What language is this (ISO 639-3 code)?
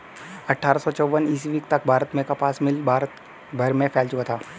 hin